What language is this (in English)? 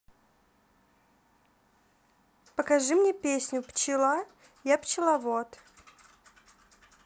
Russian